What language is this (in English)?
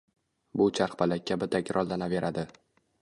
Uzbek